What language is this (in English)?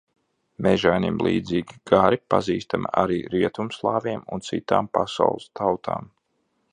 Latvian